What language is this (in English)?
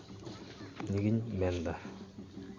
Santali